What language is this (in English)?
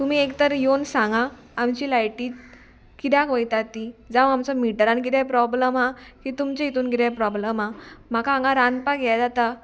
Konkani